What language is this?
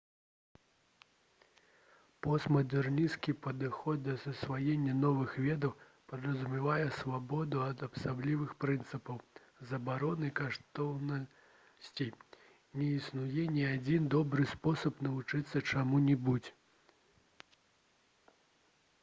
Belarusian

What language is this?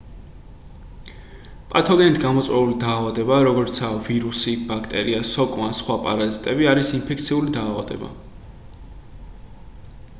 Georgian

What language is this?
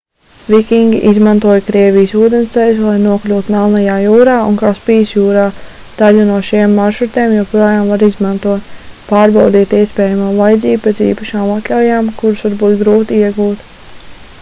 Latvian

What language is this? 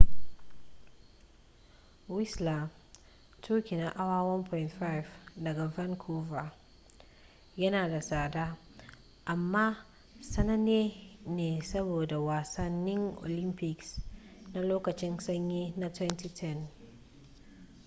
Hausa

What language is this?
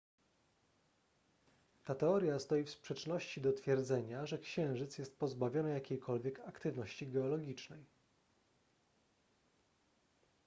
Polish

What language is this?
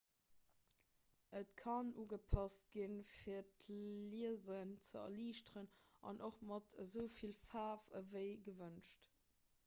Luxembourgish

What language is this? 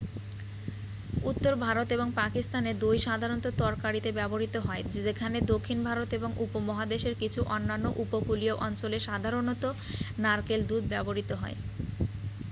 Bangla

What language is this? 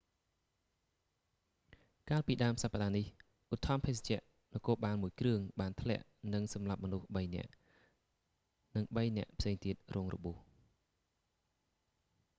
Khmer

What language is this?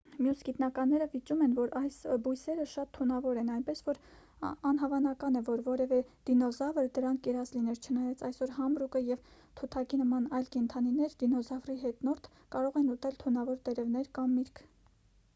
Armenian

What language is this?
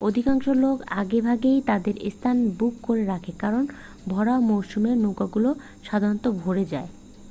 Bangla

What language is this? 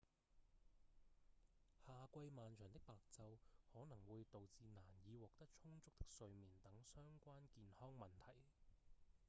Cantonese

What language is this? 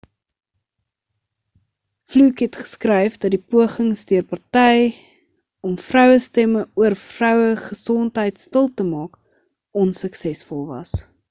Afrikaans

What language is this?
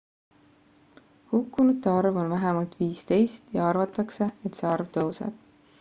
Estonian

